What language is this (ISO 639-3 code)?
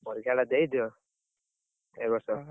ori